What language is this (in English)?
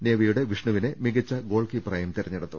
Malayalam